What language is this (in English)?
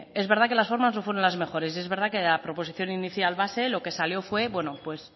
Spanish